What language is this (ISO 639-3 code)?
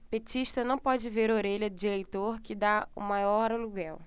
por